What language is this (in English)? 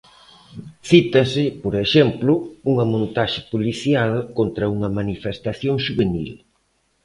Galician